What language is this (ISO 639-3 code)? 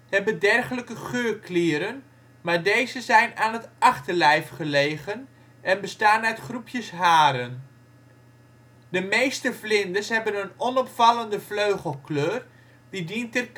nld